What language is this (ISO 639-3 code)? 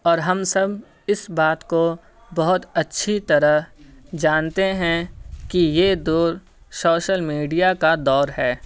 urd